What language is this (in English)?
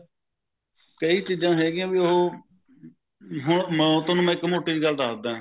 Punjabi